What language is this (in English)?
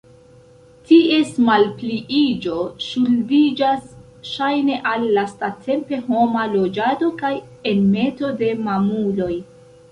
Esperanto